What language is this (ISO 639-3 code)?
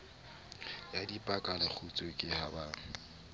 sot